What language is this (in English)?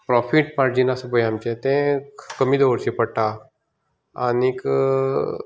Konkani